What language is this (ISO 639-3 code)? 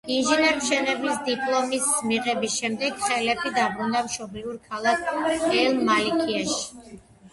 kat